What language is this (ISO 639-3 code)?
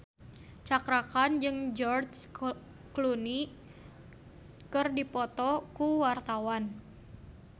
sun